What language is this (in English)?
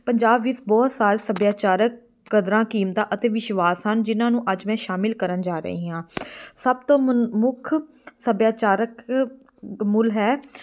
Punjabi